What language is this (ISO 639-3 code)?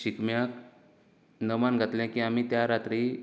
kok